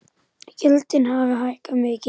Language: Icelandic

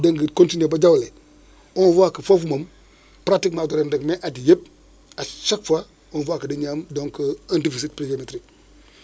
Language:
Wolof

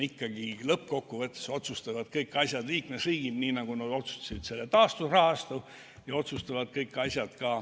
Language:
Estonian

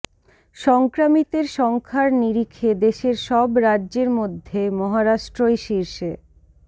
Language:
Bangla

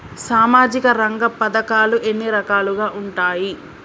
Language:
Telugu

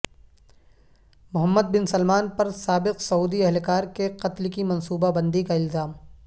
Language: Urdu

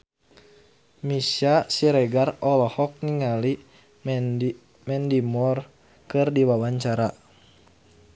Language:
Sundanese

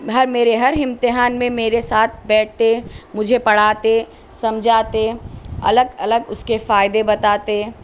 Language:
Urdu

